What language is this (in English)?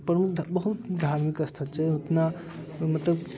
Maithili